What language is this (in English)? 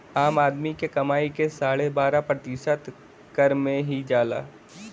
Bhojpuri